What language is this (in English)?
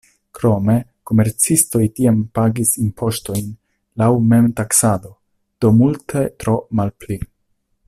Esperanto